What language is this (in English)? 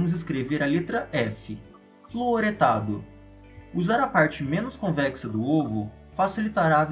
Portuguese